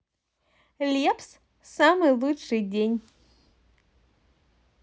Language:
Russian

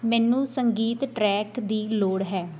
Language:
Punjabi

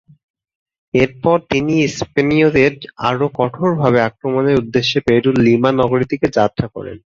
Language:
Bangla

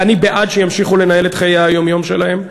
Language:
Hebrew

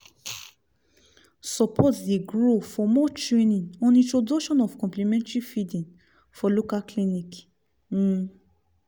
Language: Nigerian Pidgin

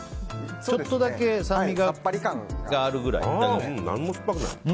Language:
Japanese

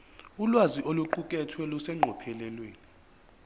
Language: Zulu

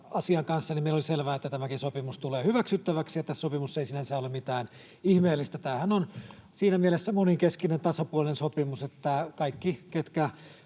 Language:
Finnish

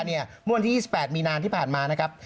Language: Thai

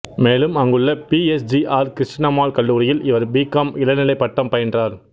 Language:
Tamil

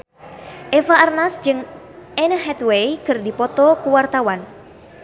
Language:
Sundanese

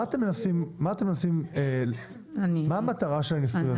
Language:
Hebrew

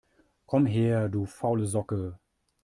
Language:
German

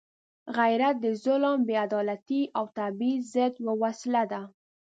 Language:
Pashto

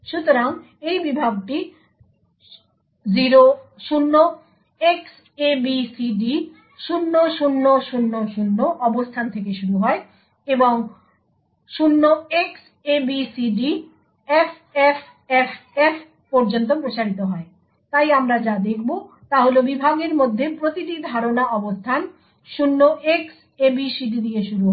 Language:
Bangla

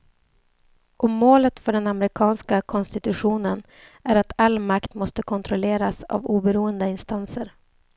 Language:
Swedish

